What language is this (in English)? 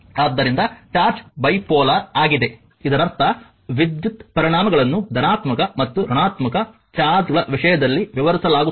Kannada